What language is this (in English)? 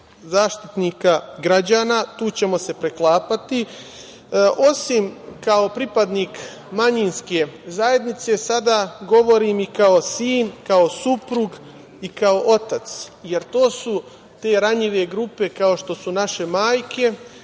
Serbian